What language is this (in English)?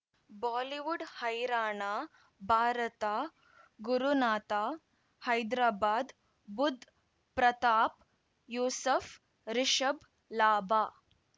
Kannada